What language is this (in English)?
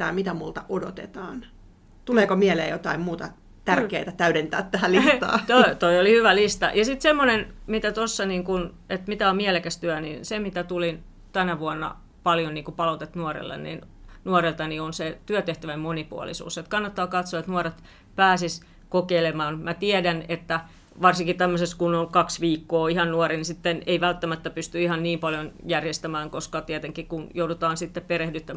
Finnish